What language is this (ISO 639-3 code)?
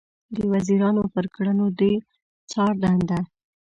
pus